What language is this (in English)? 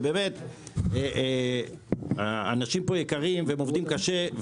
Hebrew